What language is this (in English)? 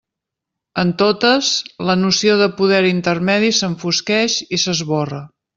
Catalan